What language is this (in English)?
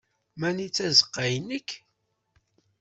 Kabyle